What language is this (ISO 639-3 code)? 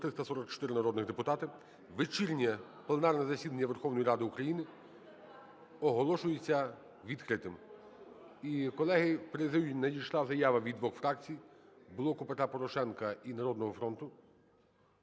ukr